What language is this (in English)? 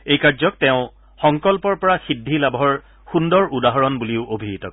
Assamese